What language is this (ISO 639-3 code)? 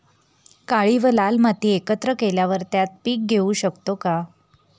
mar